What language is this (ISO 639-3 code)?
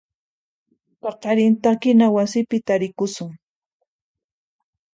qxp